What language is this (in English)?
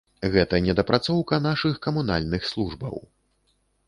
Belarusian